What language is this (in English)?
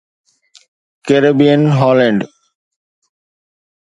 Sindhi